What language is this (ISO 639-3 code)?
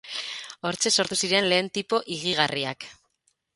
eus